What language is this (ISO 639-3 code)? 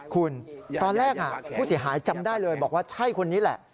tha